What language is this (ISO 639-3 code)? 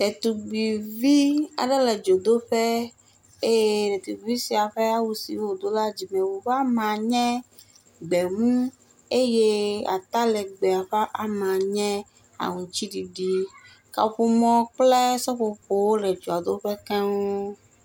ewe